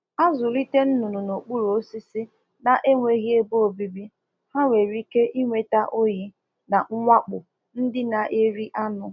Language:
Igbo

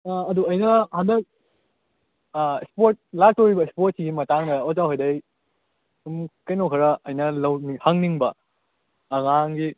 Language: Manipuri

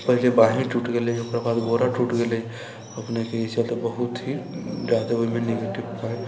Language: Maithili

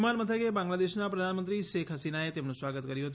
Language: Gujarati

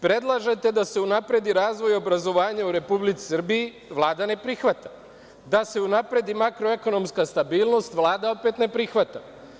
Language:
Serbian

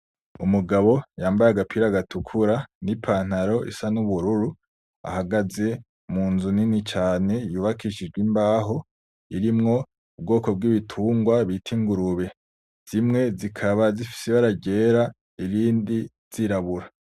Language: Rundi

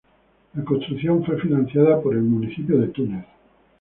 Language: Spanish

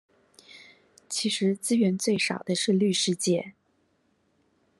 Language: Chinese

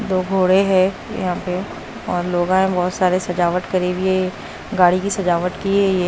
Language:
Hindi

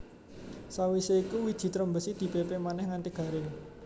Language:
Javanese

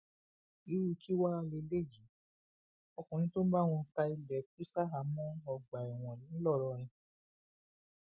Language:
Yoruba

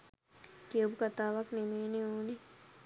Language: Sinhala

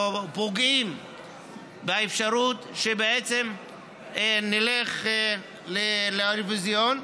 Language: Hebrew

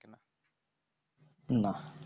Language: Bangla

